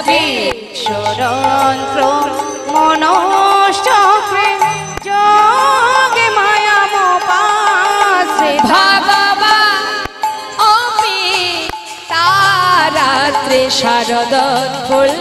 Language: Hindi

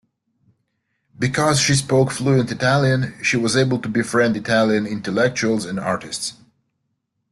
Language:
English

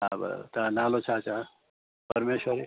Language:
Sindhi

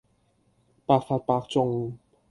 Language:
Cantonese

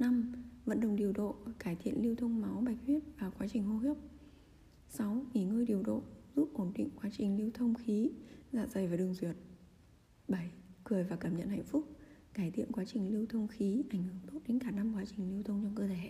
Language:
Vietnamese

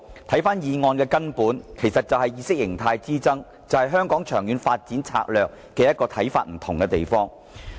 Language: Cantonese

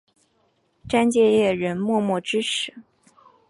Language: Chinese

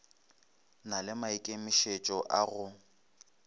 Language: Northern Sotho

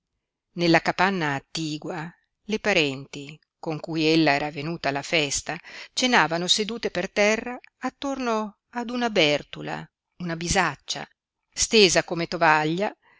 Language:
Italian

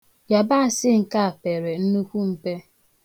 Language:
Igbo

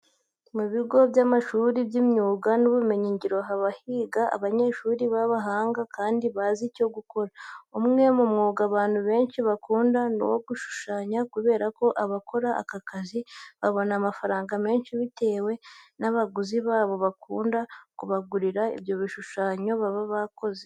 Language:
Kinyarwanda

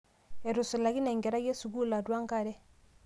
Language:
Masai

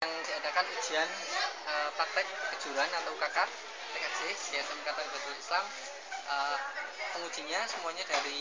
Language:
Indonesian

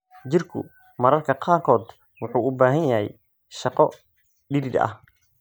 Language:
Somali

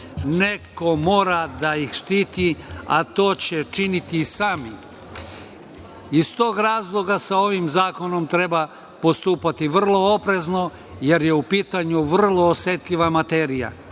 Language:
Serbian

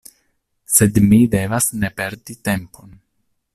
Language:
Esperanto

